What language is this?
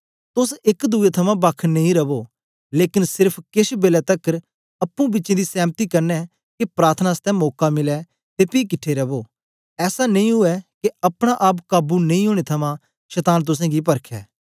Dogri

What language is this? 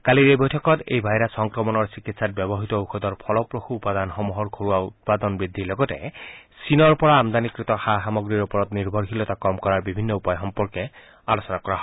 Assamese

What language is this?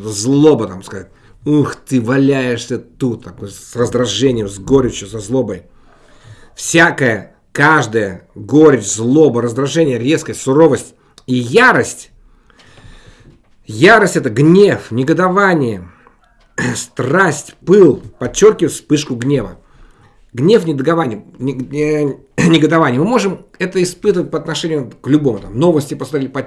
Russian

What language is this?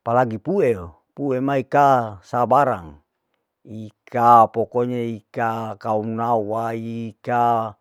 Larike-Wakasihu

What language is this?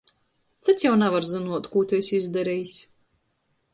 Latgalian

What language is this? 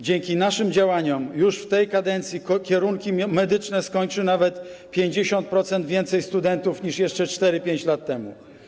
Polish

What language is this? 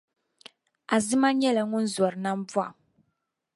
Dagbani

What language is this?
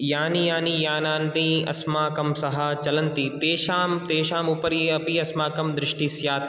Sanskrit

